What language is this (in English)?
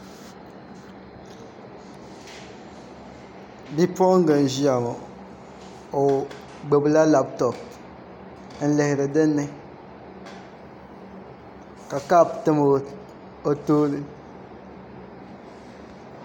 Dagbani